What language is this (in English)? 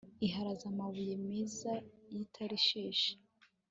Kinyarwanda